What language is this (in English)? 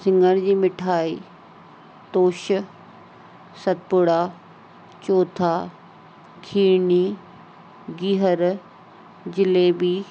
Sindhi